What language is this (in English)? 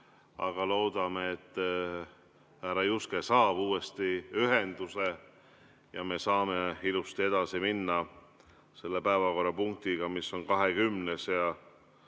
Estonian